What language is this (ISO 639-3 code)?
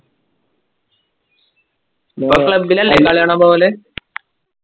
mal